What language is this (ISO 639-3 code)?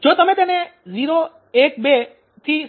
guj